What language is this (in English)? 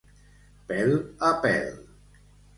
Catalan